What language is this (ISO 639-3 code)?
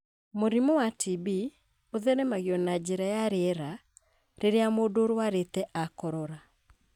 kik